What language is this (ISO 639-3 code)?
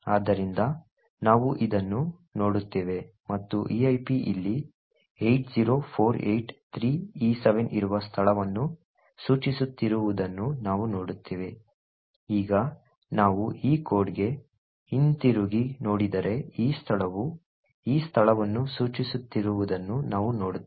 kan